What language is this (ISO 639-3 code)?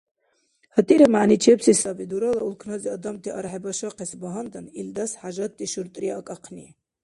dar